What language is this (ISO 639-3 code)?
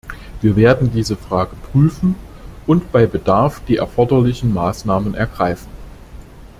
deu